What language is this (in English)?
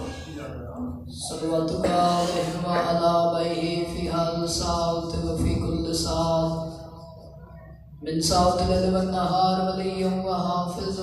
Arabic